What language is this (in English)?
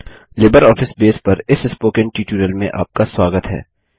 Hindi